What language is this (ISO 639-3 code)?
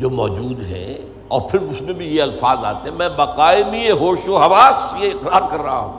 urd